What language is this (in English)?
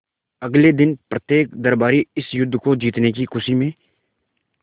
Hindi